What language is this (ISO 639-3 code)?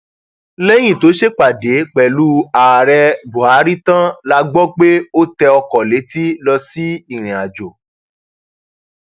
yor